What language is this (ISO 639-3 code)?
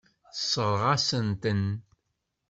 kab